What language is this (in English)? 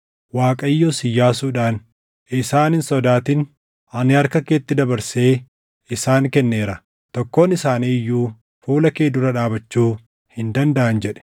Oromo